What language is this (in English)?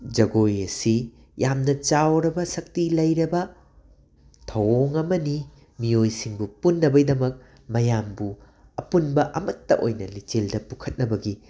Manipuri